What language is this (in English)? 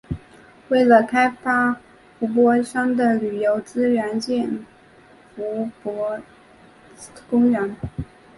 Chinese